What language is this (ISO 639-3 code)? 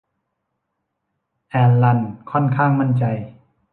tha